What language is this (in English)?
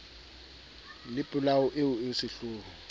Southern Sotho